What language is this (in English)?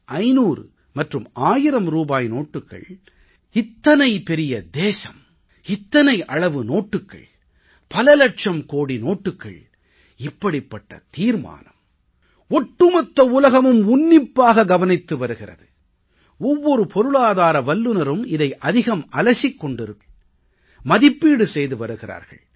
Tamil